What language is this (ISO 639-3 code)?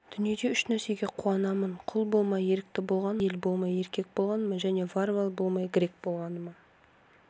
kaz